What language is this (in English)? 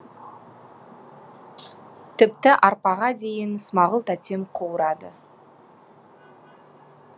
Kazakh